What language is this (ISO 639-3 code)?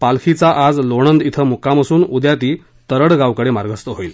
mar